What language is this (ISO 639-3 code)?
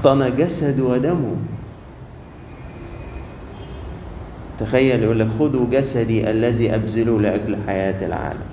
ara